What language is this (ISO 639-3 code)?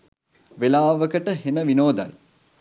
sin